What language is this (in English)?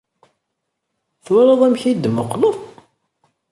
Kabyle